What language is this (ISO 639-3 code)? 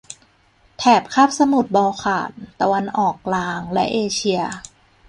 tha